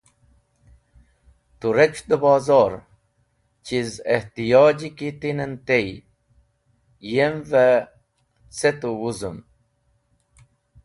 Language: Wakhi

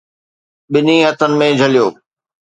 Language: Sindhi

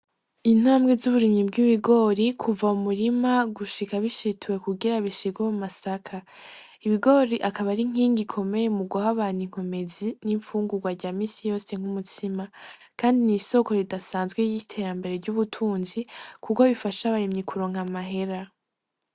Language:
Rundi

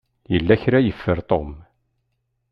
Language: Kabyle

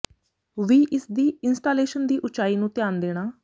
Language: Punjabi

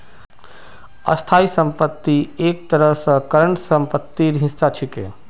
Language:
Magahi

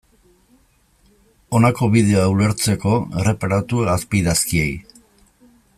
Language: Basque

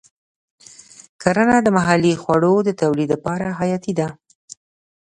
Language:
Pashto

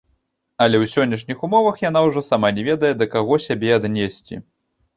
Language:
Belarusian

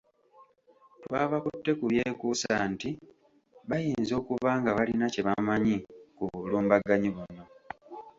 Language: Ganda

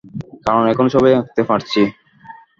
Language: Bangla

